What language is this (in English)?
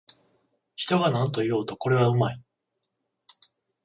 Japanese